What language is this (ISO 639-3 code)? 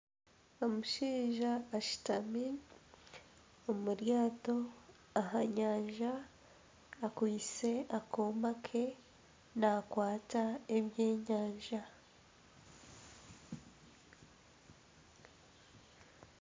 nyn